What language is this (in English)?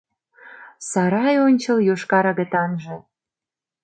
Mari